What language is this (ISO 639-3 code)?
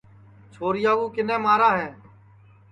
ssi